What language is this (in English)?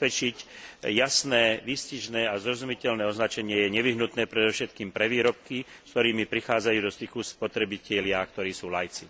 Slovak